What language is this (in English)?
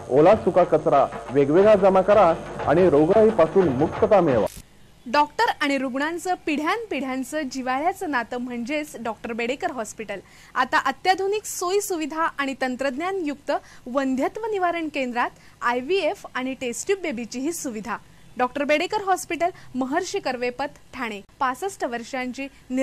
Hindi